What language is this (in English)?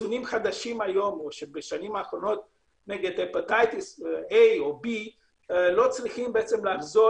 Hebrew